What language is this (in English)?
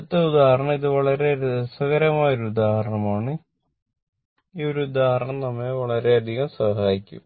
Malayalam